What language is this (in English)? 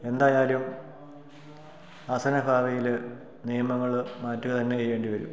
Malayalam